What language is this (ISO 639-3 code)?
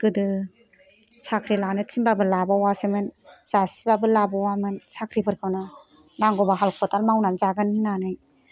brx